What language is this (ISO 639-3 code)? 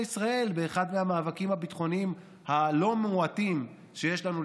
heb